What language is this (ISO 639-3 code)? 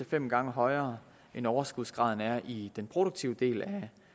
dan